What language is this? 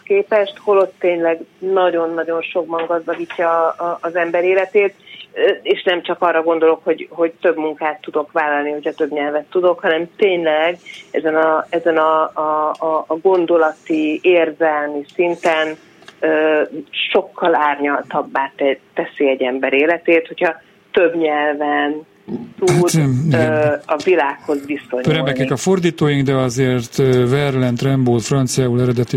Hungarian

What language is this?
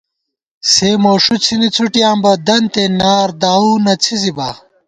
Gawar-Bati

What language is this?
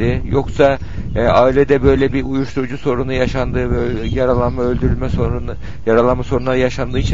Turkish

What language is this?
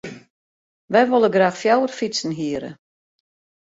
Western Frisian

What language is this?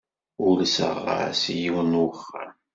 Kabyle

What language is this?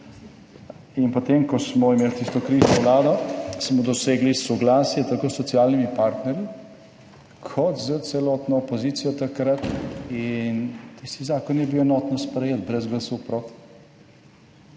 Slovenian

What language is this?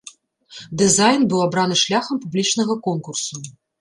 Belarusian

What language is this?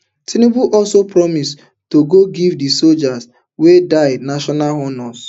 Nigerian Pidgin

